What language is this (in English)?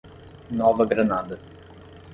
Portuguese